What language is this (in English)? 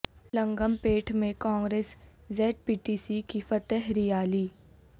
Urdu